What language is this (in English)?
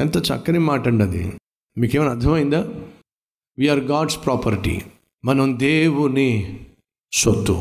Telugu